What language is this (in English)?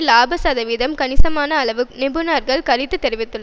Tamil